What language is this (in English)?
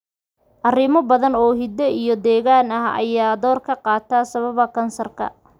Somali